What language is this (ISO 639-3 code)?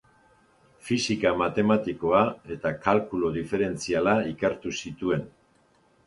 eus